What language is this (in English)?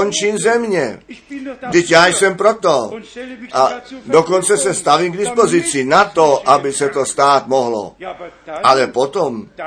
Czech